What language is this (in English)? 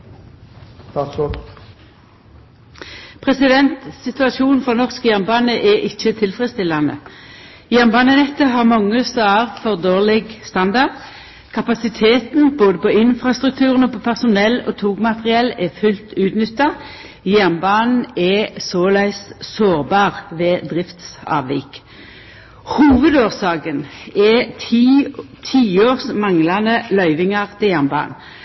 Norwegian